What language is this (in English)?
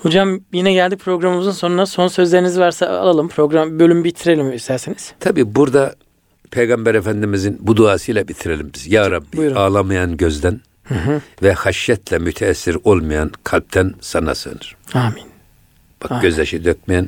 Turkish